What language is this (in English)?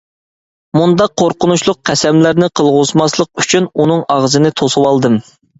Uyghur